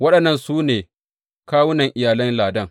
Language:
Hausa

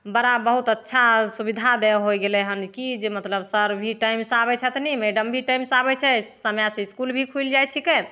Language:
Maithili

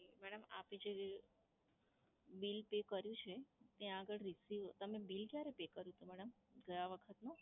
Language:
Gujarati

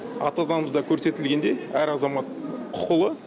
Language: Kazakh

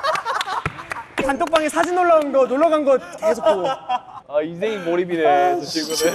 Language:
Korean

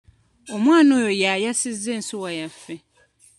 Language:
Ganda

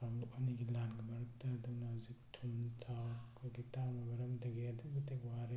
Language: Manipuri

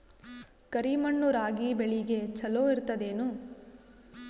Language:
Kannada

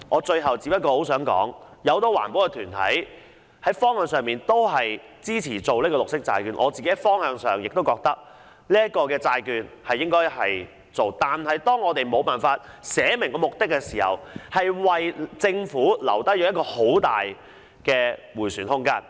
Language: Cantonese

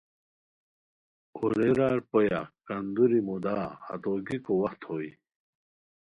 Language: Khowar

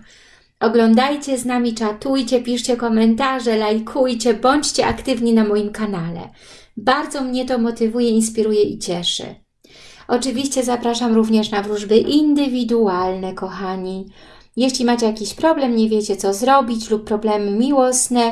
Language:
Polish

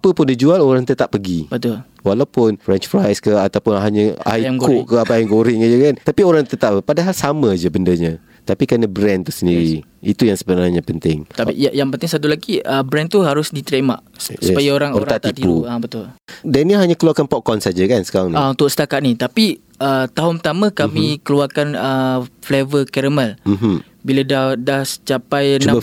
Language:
Malay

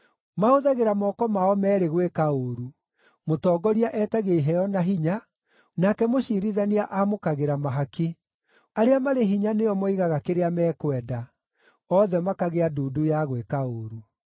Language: Kikuyu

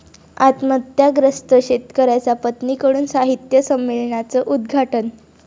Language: Marathi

